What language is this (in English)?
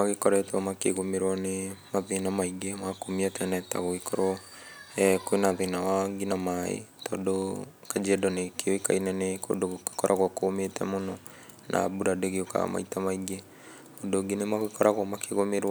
Kikuyu